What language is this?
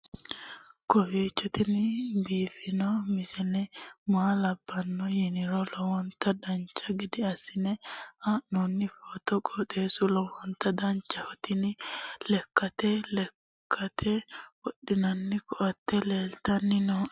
Sidamo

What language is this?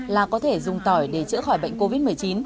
Vietnamese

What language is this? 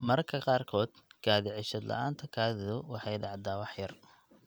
Somali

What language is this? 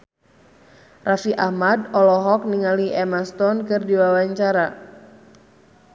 Sundanese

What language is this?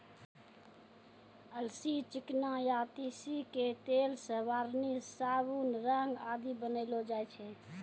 Maithili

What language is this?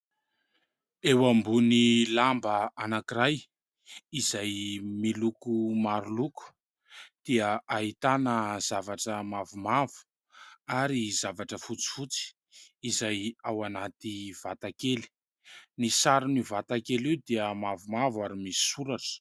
Malagasy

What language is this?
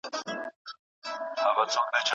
Pashto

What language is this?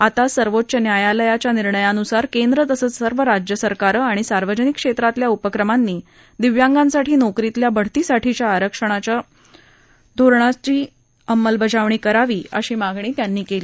Marathi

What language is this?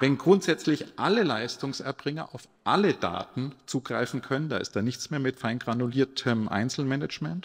German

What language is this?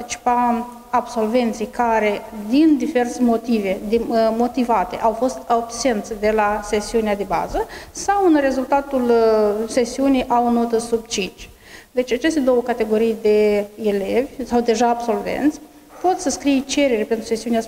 Romanian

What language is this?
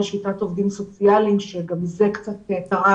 Hebrew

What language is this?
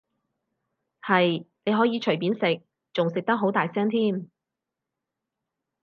Cantonese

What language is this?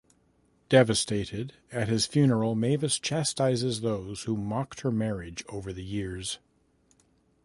English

